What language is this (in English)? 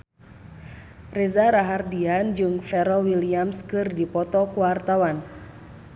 Sundanese